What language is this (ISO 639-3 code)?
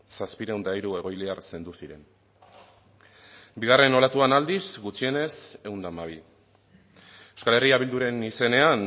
eus